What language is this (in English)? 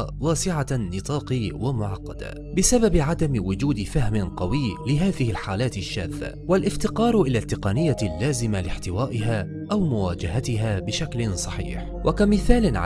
Arabic